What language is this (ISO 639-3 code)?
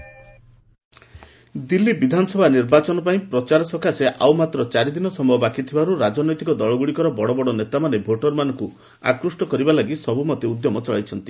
ori